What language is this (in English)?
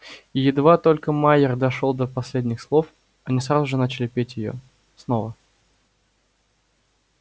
Russian